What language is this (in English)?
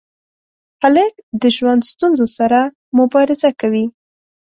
Pashto